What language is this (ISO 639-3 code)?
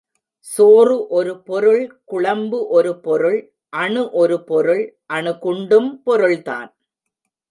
tam